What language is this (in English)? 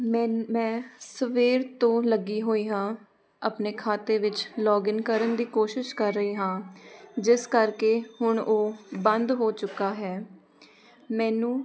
Punjabi